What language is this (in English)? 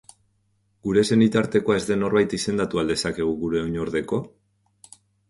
Basque